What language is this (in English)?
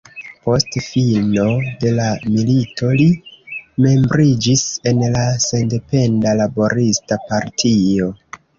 Esperanto